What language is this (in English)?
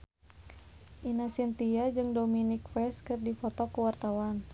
Sundanese